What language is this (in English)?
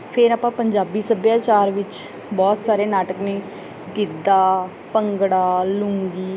Punjabi